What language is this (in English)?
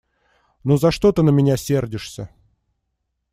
Russian